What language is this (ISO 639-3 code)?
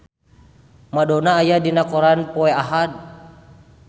sun